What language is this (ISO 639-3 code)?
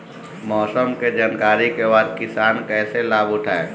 bho